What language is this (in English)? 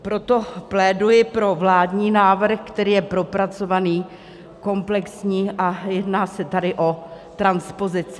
Czech